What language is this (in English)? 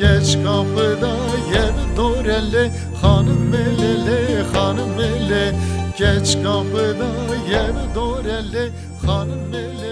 Turkish